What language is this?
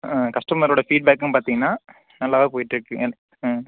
Tamil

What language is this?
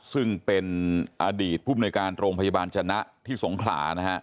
Thai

